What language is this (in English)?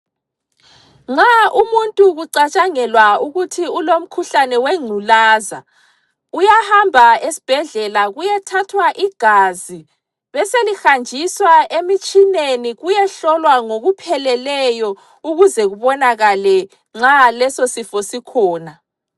North Ndebele